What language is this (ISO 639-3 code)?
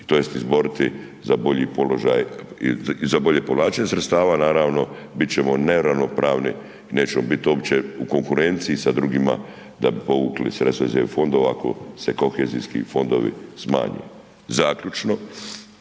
hrv